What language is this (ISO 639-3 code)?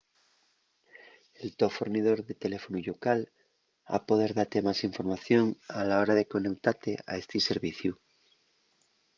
ast